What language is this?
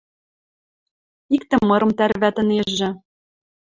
Western Mari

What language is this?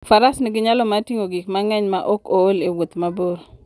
Luo (Kenya and Tanzania)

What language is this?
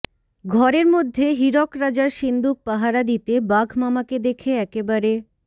Bangla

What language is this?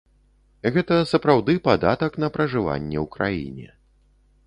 Belarusian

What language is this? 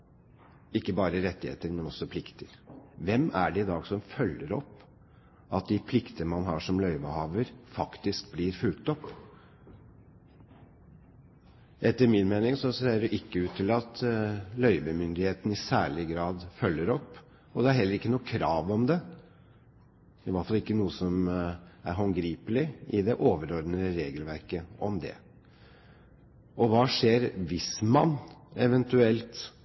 Norwegian Bokmål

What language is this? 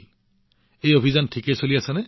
Assamese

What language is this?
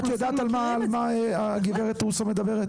Hebrew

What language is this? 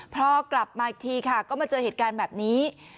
Thai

